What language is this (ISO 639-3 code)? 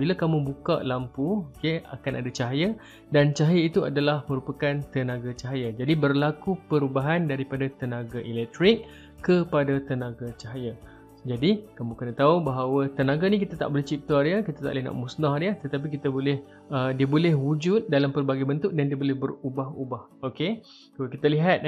msa